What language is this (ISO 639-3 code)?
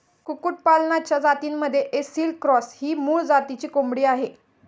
mar